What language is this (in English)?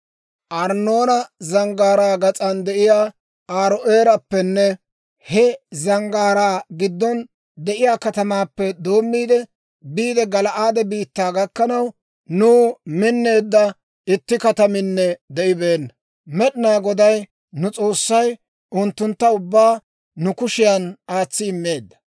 Dawro